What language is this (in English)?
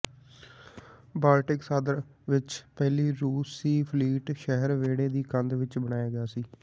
Punjabi